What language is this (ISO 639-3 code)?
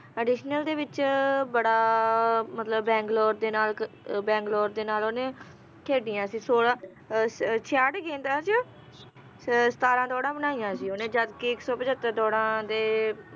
pan